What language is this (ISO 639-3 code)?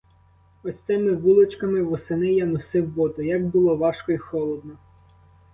ukr